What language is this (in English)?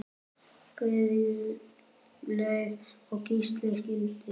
Icelandic